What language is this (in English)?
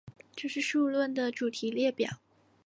Chinese